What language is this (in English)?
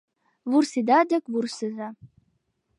Mari